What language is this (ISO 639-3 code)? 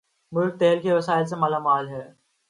urd